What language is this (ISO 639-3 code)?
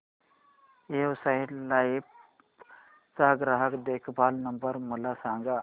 mar